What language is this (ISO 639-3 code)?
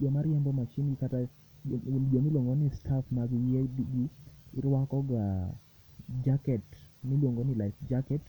luo